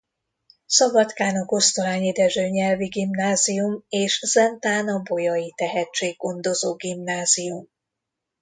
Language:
Hungarian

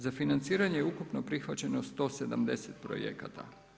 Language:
Croatian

